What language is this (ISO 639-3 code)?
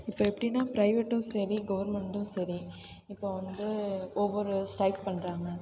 tam